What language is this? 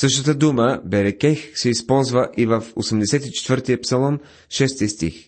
Bulgarian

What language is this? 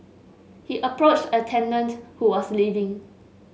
English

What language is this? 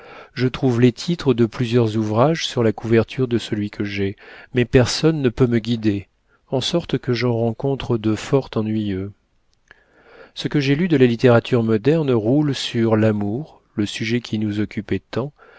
French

